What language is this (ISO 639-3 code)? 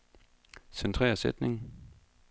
dan